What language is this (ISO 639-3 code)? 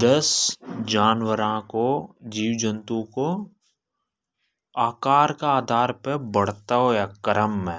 hoj